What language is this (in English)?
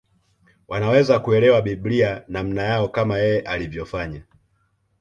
Swahili